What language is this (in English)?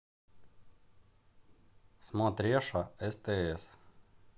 Russian